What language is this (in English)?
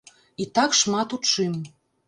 Belarusian